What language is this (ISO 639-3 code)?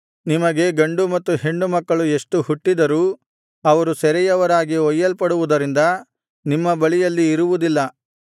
kan